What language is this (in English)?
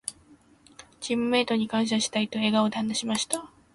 Japanese